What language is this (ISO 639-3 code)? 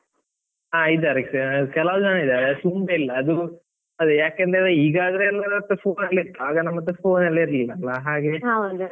kan